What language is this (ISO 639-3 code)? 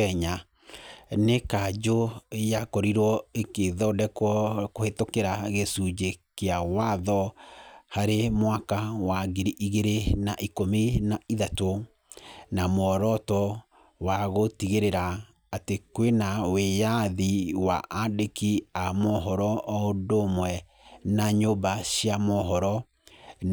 kik